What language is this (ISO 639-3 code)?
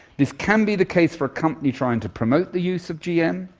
eng